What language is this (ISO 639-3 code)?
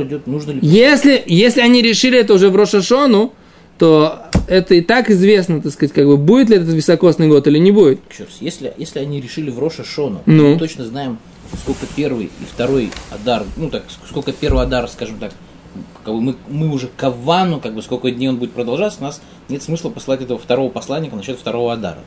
rus